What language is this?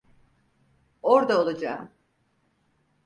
Turkish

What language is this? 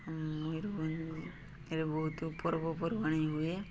Odia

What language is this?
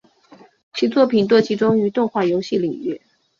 Chinese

